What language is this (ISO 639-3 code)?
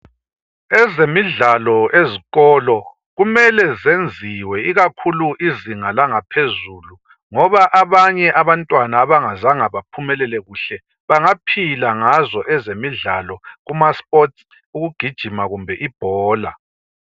nde